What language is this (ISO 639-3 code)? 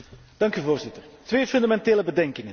nld